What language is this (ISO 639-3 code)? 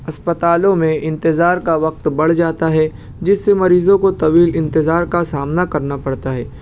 urd